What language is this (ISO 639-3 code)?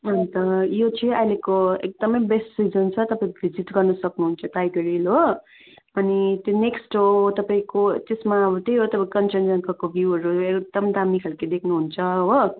nep